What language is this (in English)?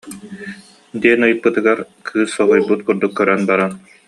Yakut